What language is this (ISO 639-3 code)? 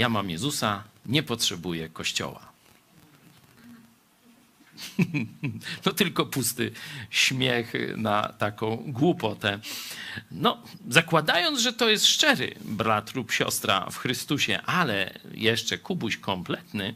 pol